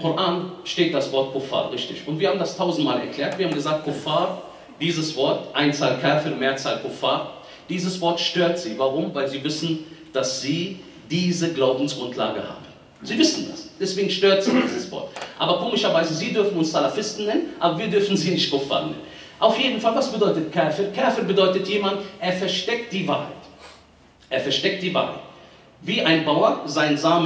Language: German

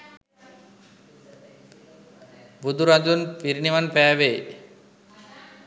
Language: Sinhala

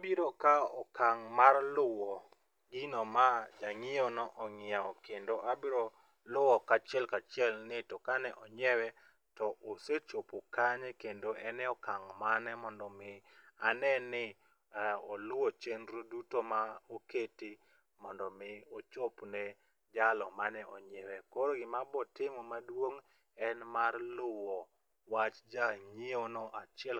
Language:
Luo (Kenya and Tanzania)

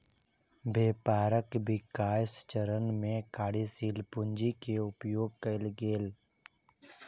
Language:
Maithili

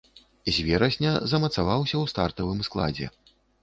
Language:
Belarusian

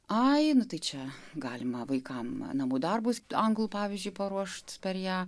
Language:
Lithuanian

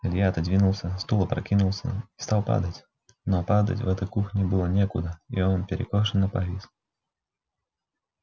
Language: Russian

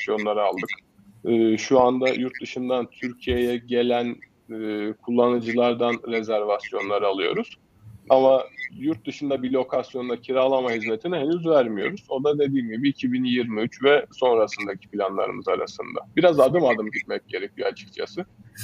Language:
Turkish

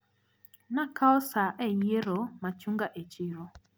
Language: Luo (Kenya and Tanzania)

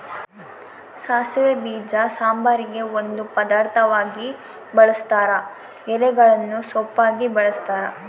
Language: Kannada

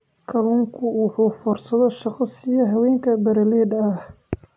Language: Somali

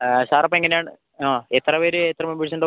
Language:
Malayalam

